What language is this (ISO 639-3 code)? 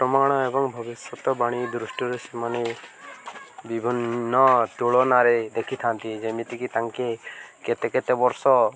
ori